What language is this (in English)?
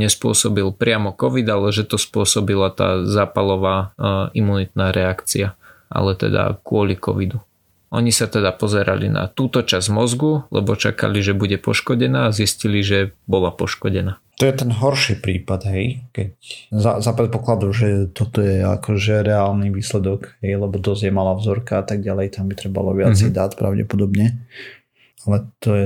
Slovak